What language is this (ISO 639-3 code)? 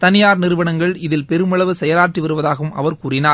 tam